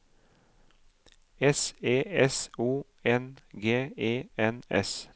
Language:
Norwegian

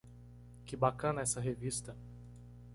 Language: Portuguese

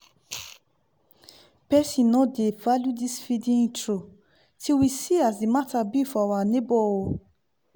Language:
Nigerian Pidgin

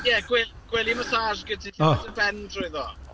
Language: Welsh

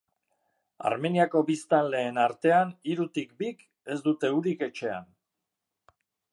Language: Basque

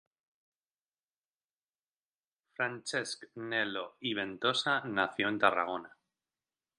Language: Spanish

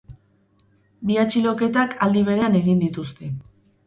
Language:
Basque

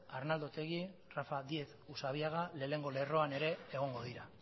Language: Basque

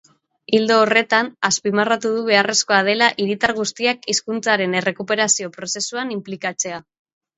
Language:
Basque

